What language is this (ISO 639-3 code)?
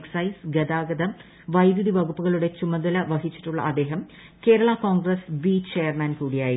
mal